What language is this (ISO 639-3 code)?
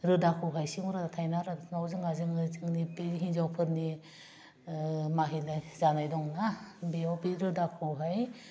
brx